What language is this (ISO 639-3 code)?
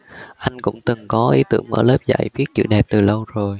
vie